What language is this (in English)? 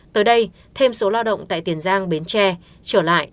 Vietnamese